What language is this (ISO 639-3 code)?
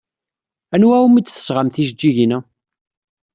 kab